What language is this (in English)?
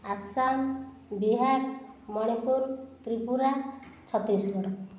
Odia